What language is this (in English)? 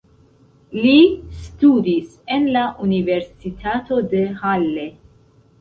Esperanto